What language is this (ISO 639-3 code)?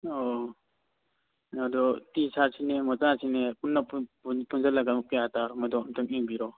mni